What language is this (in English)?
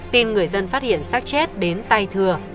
Vietnamese